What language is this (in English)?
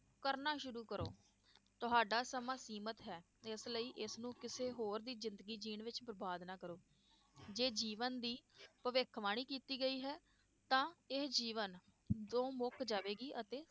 Punjabi